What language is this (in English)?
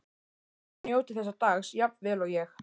Icelandic